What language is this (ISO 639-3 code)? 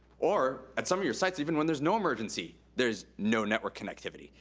eng